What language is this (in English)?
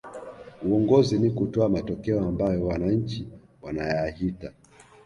Swahili